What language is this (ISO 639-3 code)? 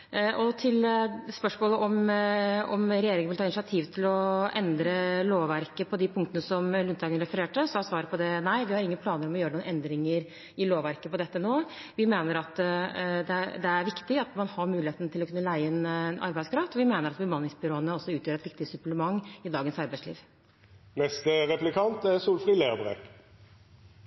nor